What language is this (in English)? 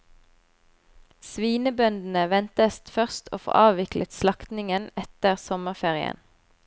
Norwegian